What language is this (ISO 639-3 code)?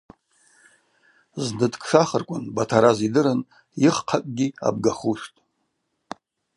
abq